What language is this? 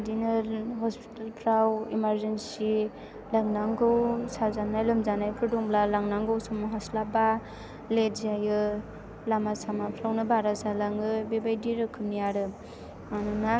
Bodo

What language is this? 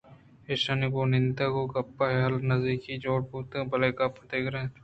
Eastern Balochi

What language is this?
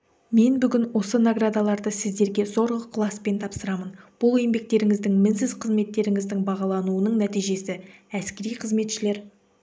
Kazakh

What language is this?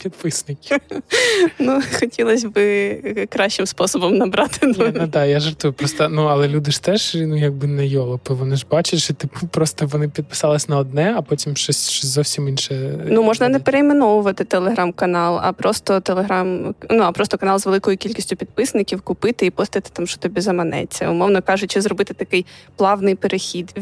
Ukrainian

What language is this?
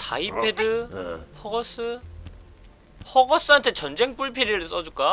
Korean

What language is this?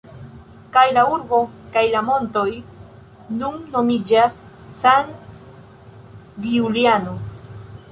Esperanto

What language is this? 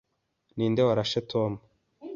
Kinyarwanda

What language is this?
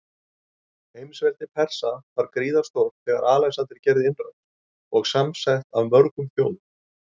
Icelandic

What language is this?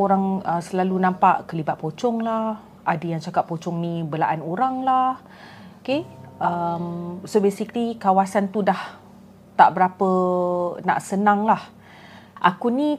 Malay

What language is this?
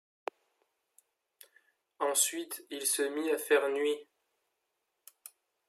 French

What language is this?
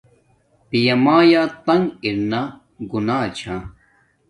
Domaaki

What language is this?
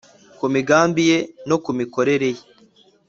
Kinyarwanda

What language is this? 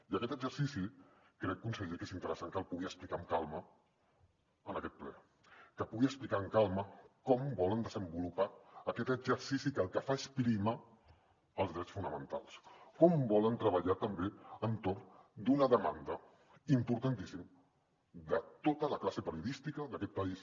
Catalan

